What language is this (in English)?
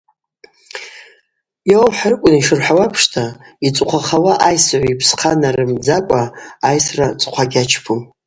Abaza